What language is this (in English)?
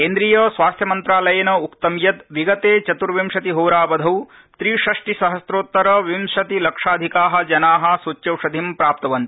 Sanskrit